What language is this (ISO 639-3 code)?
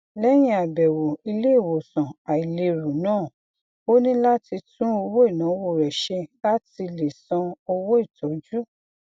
yor